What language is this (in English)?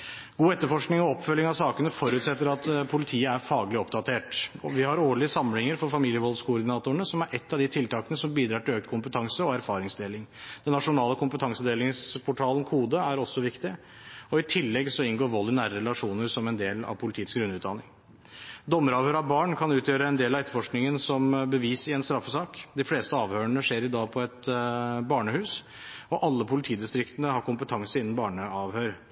Norwegian Bokmål